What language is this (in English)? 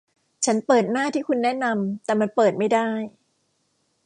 Thai